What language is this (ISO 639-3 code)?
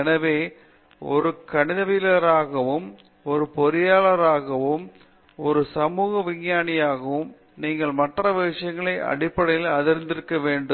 tam